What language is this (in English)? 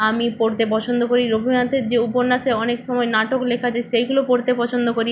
Bangla